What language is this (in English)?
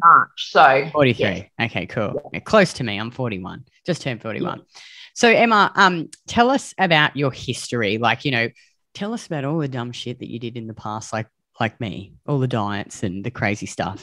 English